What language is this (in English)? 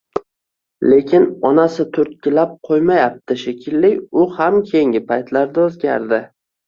Uzbek